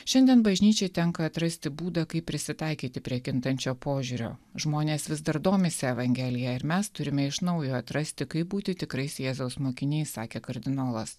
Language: Lithuanian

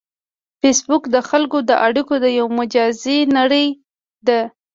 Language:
Pashto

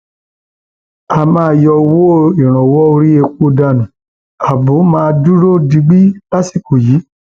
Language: Yoruba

